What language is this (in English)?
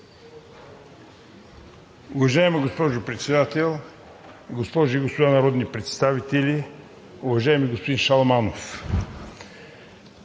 Bulgarian